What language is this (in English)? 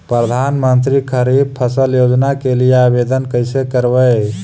Magahi